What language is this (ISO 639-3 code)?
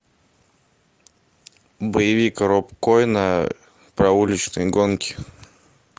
rus